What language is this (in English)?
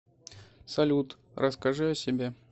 Russian